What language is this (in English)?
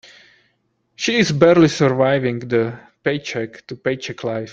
English